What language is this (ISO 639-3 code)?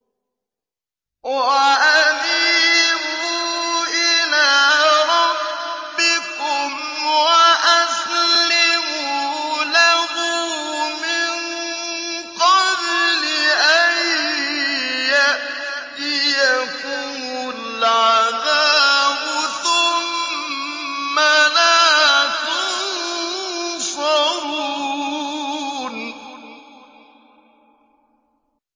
ara